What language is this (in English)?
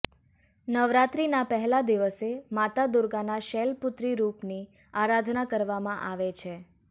Gujarati